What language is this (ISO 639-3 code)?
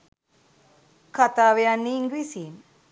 sin